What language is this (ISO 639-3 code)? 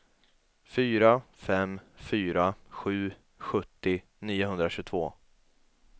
swe